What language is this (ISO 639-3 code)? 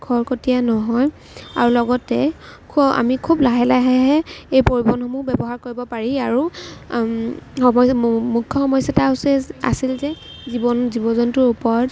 asm